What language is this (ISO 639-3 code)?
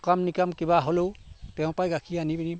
asm